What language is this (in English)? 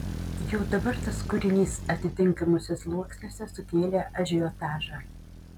Lithuanian